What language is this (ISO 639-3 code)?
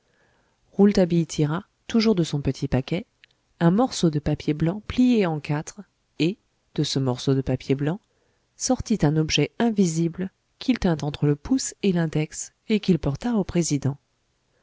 fra